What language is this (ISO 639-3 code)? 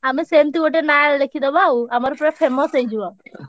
ori